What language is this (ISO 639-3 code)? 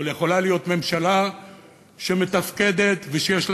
heb